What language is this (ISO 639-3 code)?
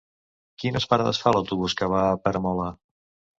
cat